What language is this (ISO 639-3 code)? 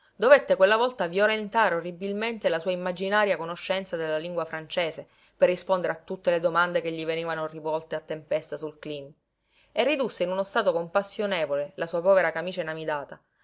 ita